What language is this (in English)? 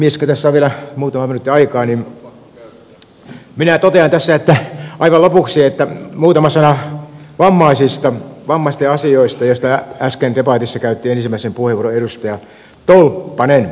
Finnish